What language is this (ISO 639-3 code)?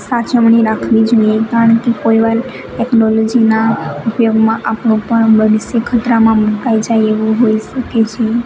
guj